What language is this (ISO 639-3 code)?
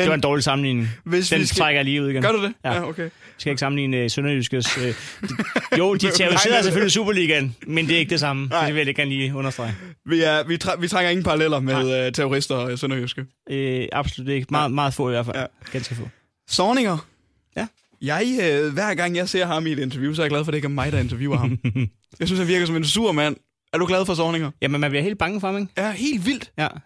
dan